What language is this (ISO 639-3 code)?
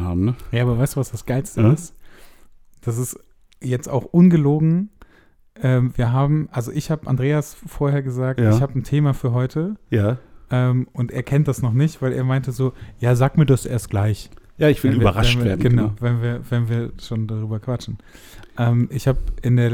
deu